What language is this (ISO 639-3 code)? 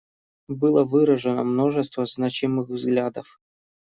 rus